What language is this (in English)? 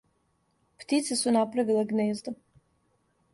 Serbian